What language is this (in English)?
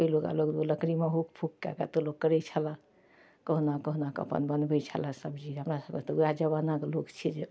Maithili